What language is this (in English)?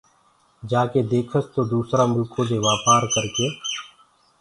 Gurgula